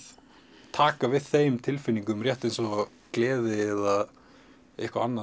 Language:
Icelandic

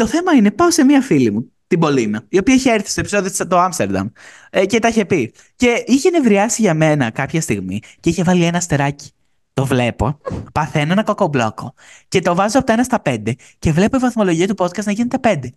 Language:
Greek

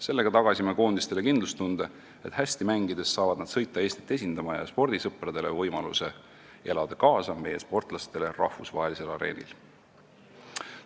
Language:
Estonian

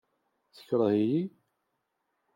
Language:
Kabyle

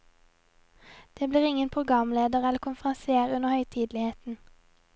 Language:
Norwegian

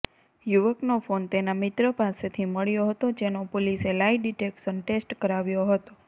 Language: Gujarati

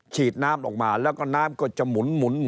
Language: Thai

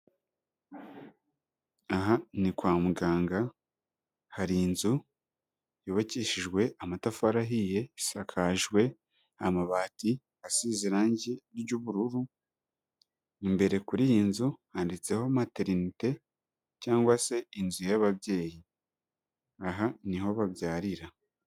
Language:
Kinyarwanda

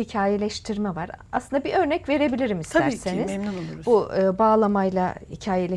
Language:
Turkish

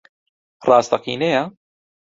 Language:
Central Kurdish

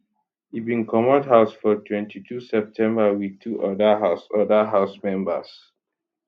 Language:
Nigerian Pidgin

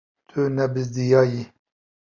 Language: Kurdish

